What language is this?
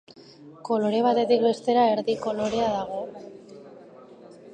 Basque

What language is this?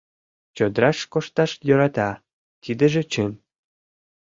Mari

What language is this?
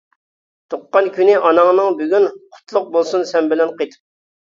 Uyghur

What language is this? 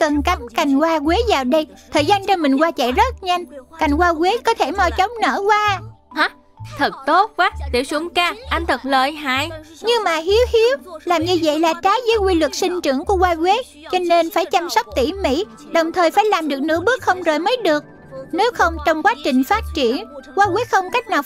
Vietnamese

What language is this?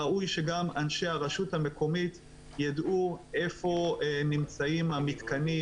Hebrew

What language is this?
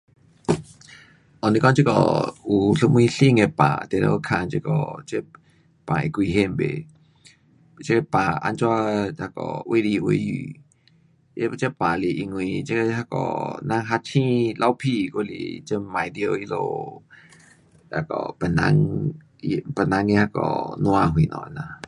Pu-Xian Chinese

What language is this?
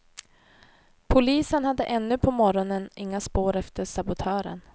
Swedish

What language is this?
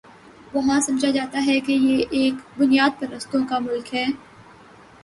Urdu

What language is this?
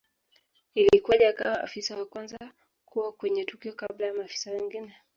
Swahili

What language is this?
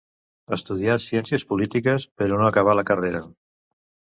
Catalan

